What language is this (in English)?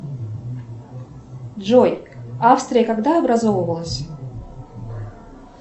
Russian